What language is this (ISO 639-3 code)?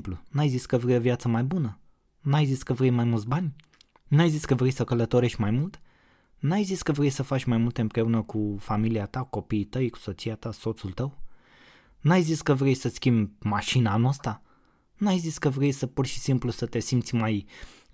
ron